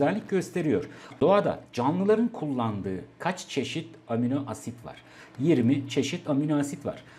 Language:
Turkish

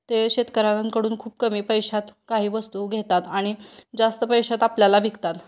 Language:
Marathi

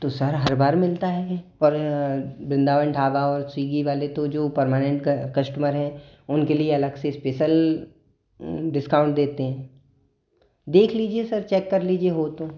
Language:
Hindi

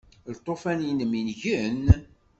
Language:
Kabyle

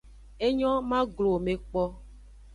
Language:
Aja (Benin)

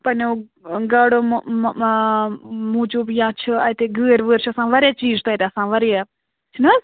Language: Kashmiri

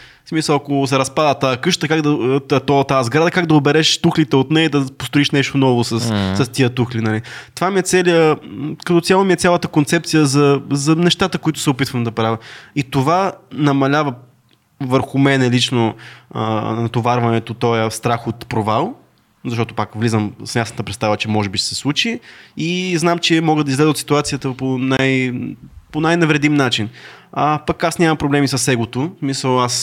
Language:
Bulgarian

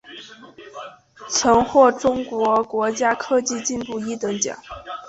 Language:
Chinese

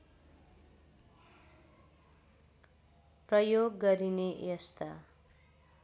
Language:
Nepali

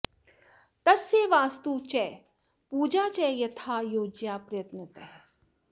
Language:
Sanskrit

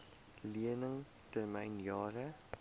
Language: Afrikaans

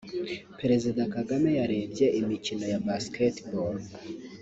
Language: Kinyarwanda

